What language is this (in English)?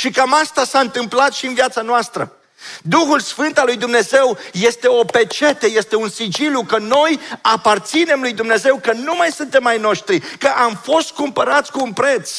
Romanian